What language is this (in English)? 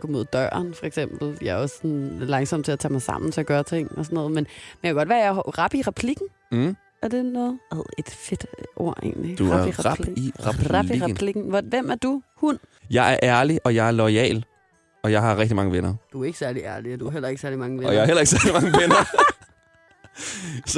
Danish